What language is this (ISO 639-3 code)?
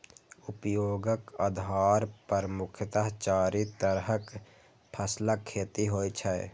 mai